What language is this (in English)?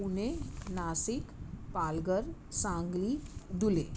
Sindhi